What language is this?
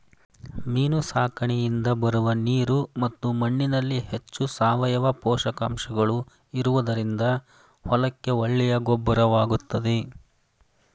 Kannada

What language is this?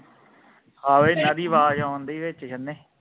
Punjabi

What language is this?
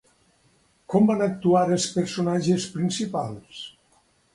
Catalan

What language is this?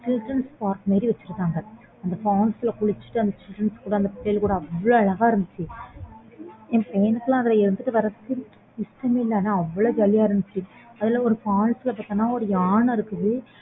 Tamil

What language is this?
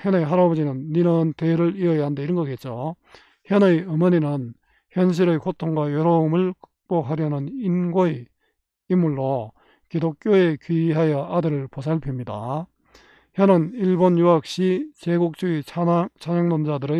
Korean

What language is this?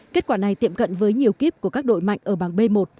Vietnamese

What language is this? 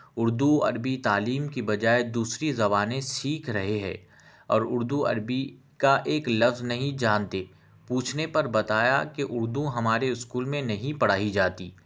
Urdu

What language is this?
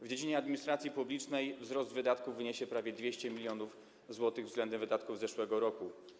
Polish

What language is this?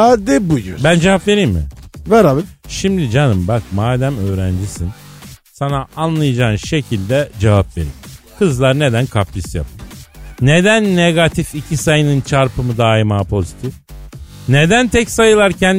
Turkish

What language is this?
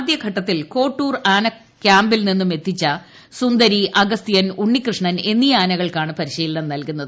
Malayalam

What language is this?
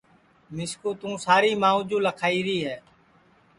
Sansi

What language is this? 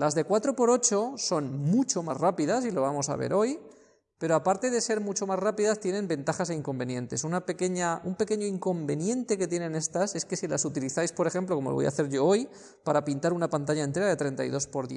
Spanish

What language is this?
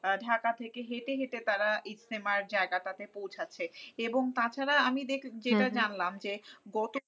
Bangla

